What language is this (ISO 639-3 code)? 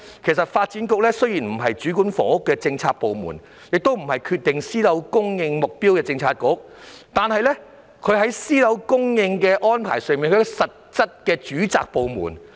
yue